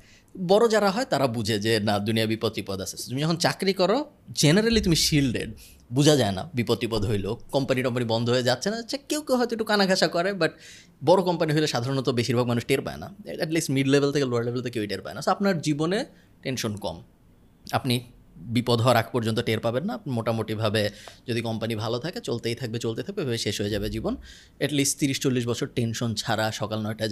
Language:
Bangla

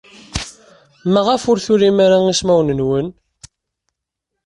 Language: Kabyle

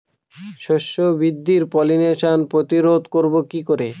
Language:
Bangla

